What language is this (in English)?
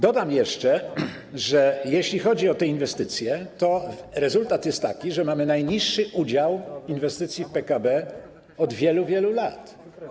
Polish